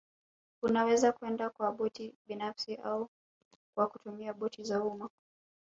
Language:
Swahili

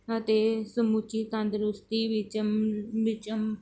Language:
Punjabi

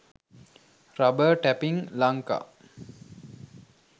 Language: Sinhala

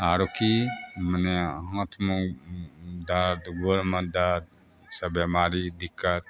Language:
Maithili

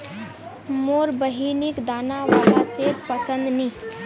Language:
Magahi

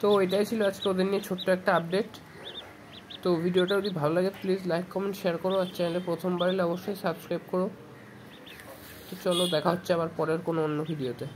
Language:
Romanian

